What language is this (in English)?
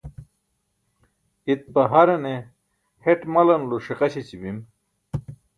Burushaski